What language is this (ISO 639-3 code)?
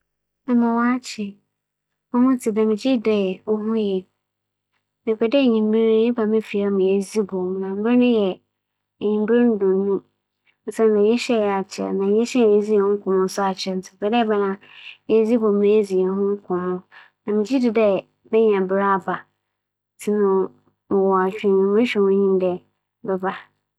aka